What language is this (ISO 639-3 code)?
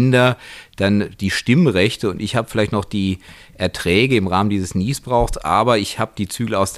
deu